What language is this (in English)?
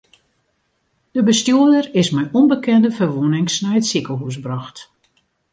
Western Frisian